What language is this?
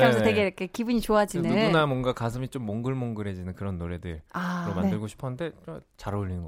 Korean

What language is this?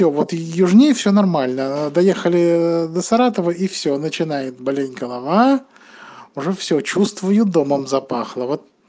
Russian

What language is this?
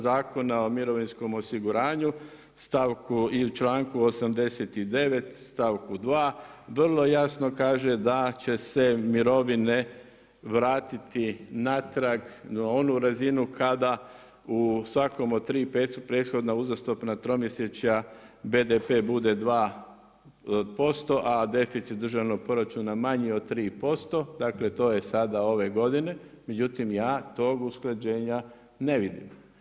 Croatian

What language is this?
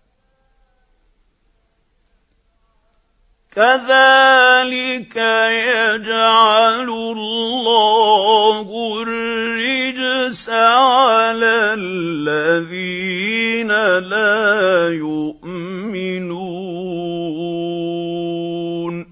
Arabic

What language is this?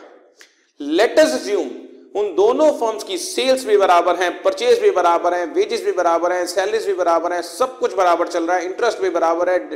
Hindi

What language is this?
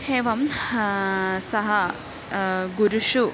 Sanskrit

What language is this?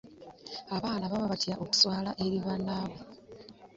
Ganda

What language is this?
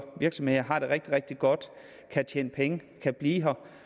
Danish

